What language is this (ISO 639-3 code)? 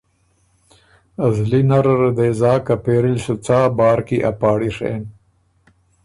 oru